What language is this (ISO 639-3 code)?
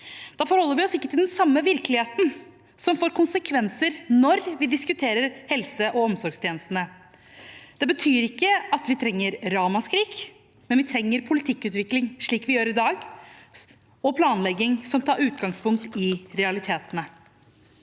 nor